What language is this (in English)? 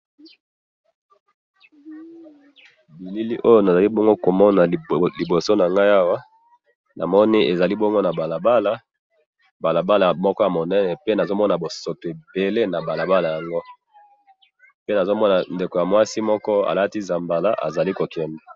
Lingala